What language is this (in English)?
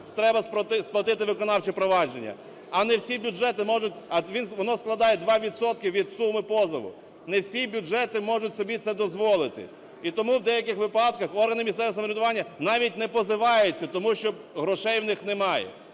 Ukrainian